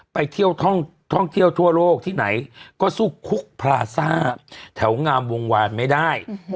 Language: Thai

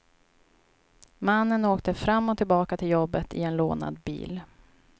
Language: Swedish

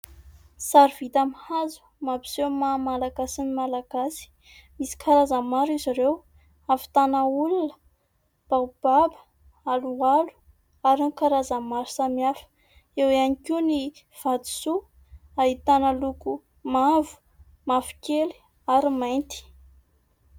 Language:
Malagasy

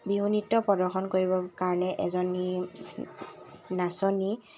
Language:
Assamese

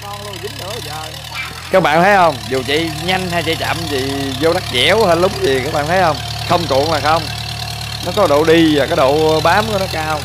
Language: Vietnamese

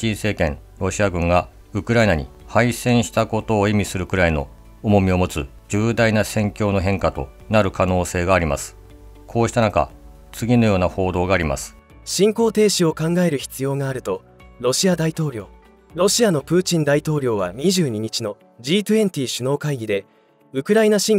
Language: Japanese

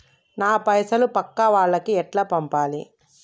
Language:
Telugu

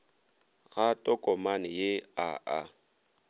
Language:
Northern Sotho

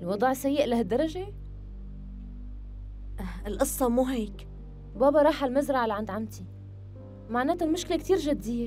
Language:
Arabic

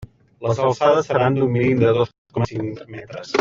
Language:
Catalan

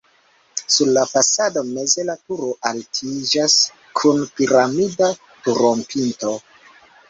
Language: Esperanto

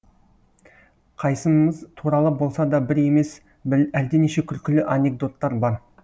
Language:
Kazakh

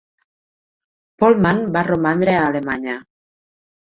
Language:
Catalan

